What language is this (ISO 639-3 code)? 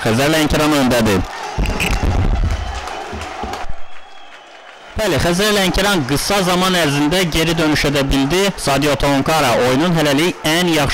tur